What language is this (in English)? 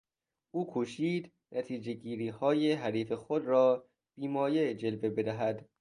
Persian